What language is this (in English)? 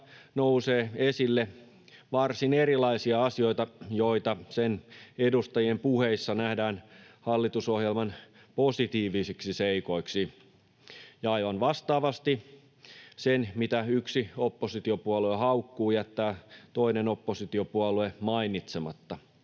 Finnish